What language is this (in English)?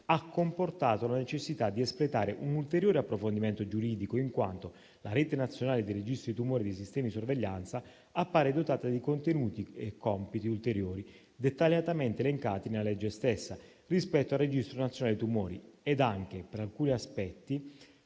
Italian